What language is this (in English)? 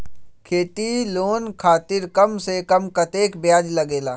Magahi